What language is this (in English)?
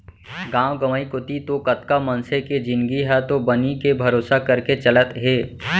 Chhattisgarhi